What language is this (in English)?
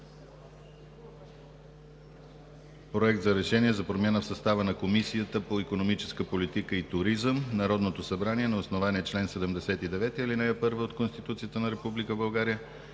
Bulgarian